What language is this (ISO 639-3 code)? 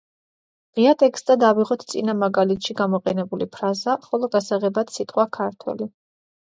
kat